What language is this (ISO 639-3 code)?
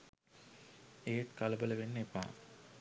sin